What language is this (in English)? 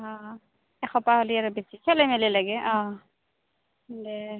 Assamese